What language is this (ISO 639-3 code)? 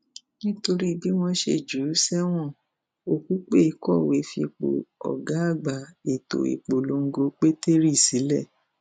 yor